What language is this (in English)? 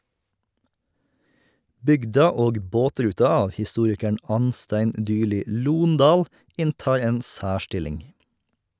Norwegian